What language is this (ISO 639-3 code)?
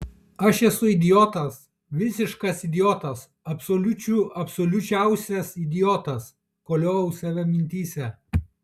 lit